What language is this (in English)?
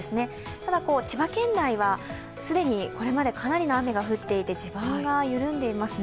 Japanese